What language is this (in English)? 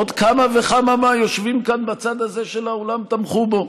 Hebrew